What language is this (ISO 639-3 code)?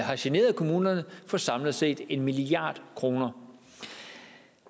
dan